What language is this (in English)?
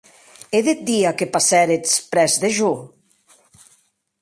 Occitan